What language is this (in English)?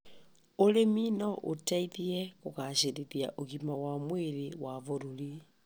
Kikuyu